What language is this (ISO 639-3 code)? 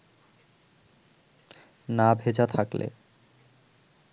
ben